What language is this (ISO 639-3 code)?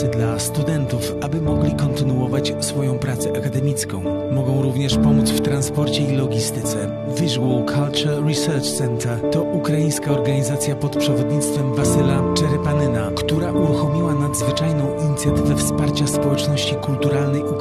pol